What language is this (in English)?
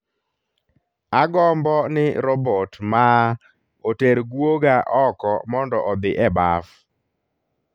Luo (Kenya and Tanzania)